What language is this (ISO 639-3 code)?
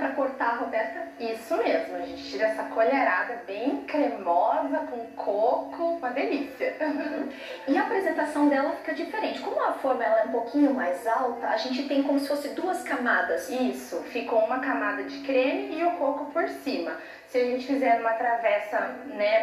por